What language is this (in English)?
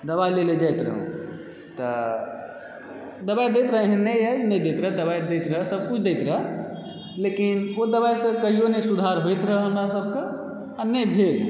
Maithili